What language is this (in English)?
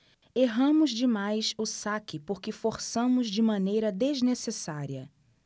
Portuguese